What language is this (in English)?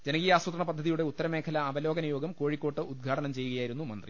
Malayalam